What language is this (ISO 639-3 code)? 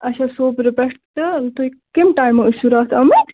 kas